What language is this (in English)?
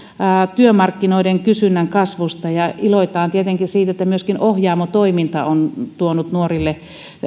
Finnish